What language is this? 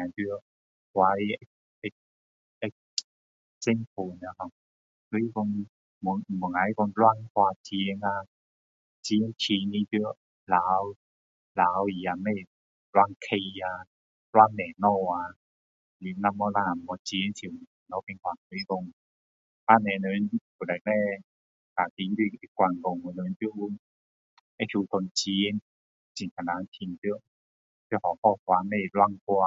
Min Dong Chinese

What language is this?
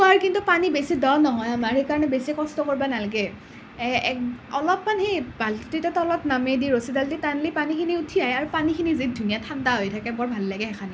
Assamese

